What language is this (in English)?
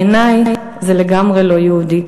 Hebrew